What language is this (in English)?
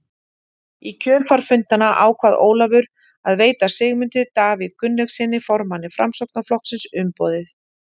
Icelandic